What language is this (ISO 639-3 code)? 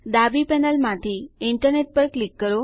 guj